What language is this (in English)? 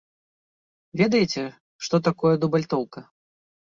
Belarusian